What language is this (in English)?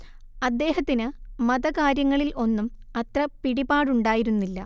Malayalam